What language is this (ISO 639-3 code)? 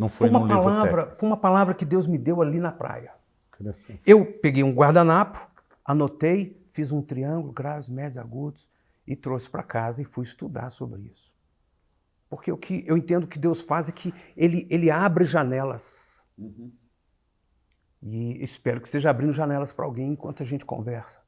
por